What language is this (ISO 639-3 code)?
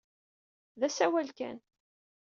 kab